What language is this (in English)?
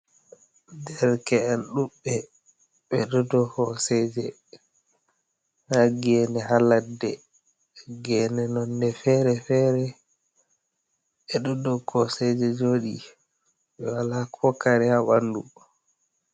Fula